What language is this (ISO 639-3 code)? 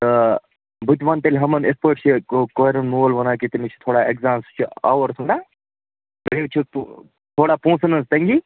kas